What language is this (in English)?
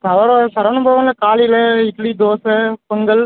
Tamil